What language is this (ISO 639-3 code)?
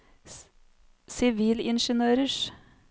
nor